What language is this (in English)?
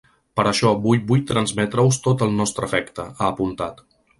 Catalan